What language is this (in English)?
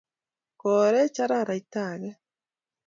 Kalenjin